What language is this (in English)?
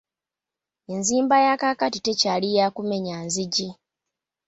Ganda